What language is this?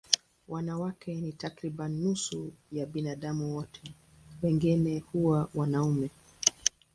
Swahili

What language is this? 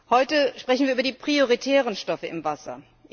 German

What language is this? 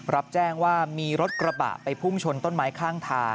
Thai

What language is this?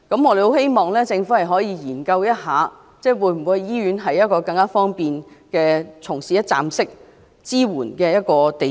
Cantonese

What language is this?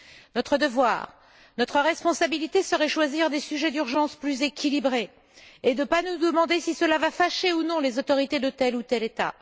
French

